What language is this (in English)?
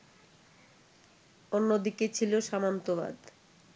Bangla